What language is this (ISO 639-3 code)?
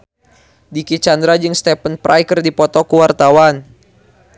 sun